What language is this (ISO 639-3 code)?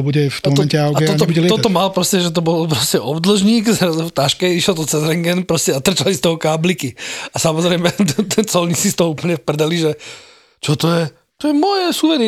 slk